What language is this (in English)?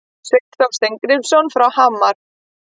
Icelandic